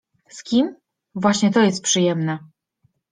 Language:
Polish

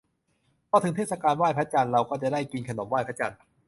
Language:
Thai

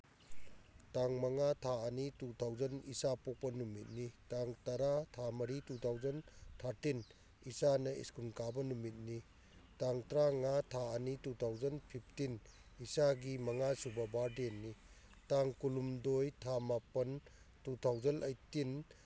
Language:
Manipuri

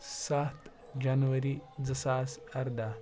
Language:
Kashmiri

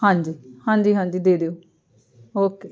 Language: Punjabi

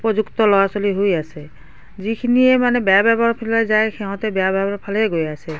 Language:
Assamese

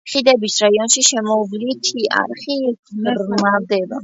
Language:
Georgian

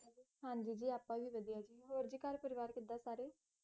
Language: Punjabi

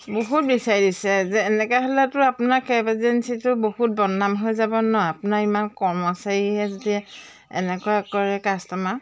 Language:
Assamese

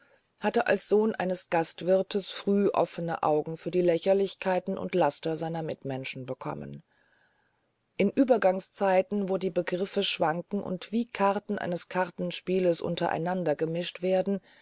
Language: German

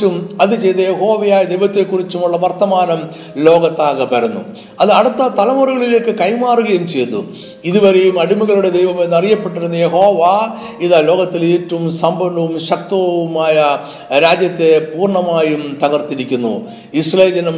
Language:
Malayalam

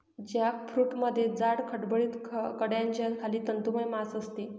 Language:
Marathi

